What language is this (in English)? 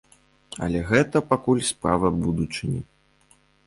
Belarusian